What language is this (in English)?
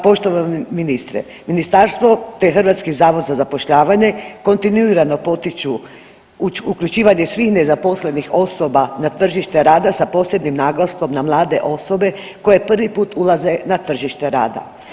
Croatian